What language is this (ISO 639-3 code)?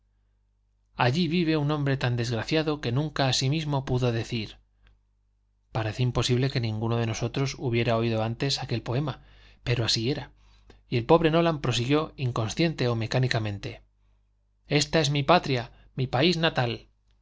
spa